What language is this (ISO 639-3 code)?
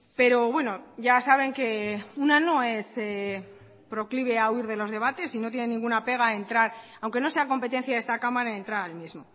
spa